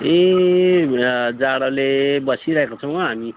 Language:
Nepali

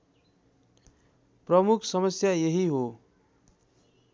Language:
Nepali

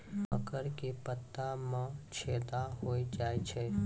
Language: Maithili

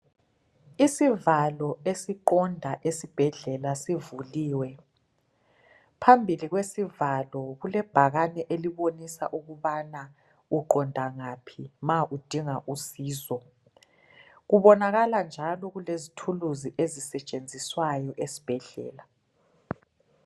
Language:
North Ndebele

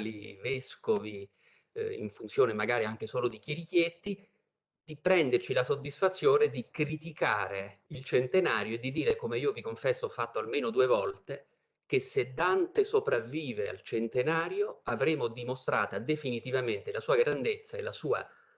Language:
Italian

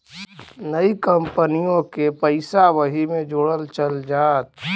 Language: Bhojpuri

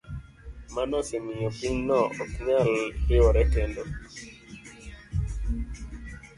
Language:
Luo (Kenya and Tanzania)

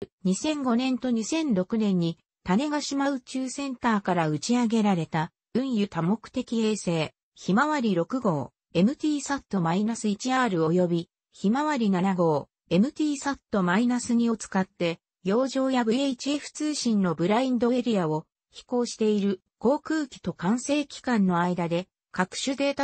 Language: Japanese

